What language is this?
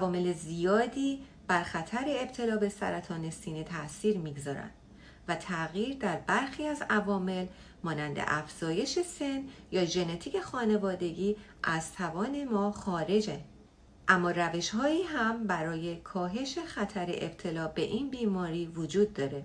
Persian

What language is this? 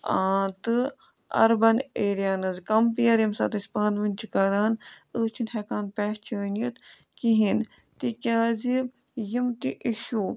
Kashmiri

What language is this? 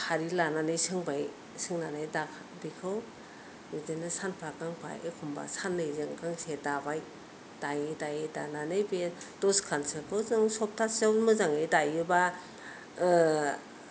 Bodo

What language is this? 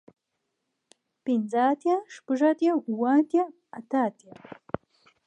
Pashto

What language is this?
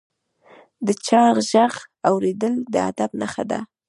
Pashto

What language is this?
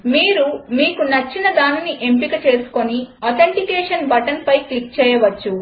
Telugu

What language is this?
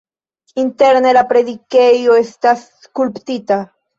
Esperanto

